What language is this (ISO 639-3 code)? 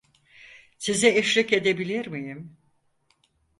tur